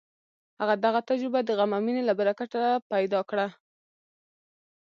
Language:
Pashto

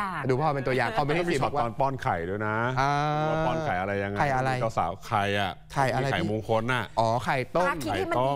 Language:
Thai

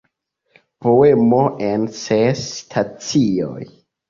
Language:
Esperanto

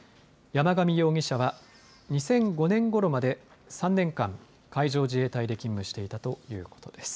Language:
Japanese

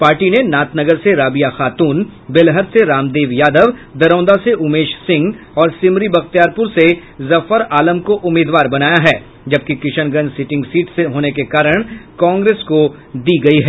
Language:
Hindi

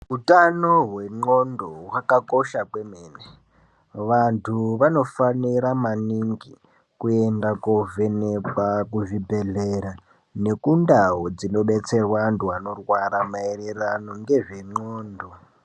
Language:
Ndau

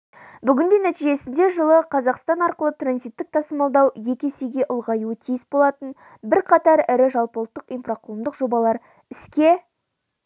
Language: Kazakh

